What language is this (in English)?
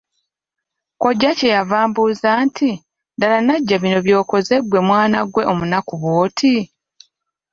Ganda